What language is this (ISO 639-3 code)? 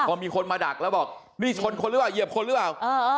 tha